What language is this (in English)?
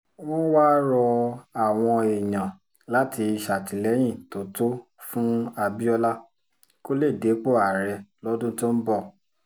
Yoruba